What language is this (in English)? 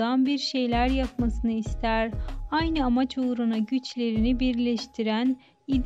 Turkish